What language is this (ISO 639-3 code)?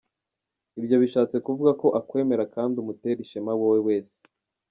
kin